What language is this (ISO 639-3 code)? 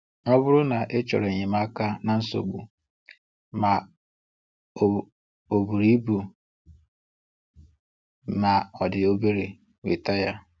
ibo